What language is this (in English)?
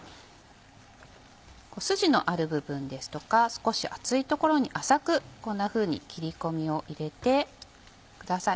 Japanese